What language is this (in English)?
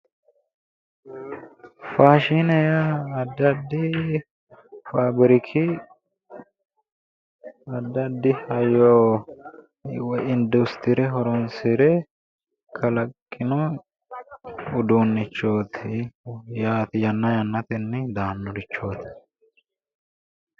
Sidamo